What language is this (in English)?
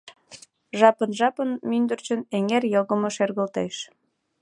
Mari